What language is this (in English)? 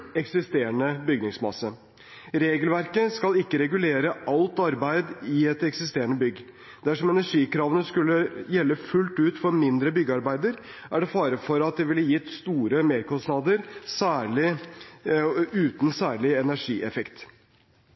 Norwegian Bokmål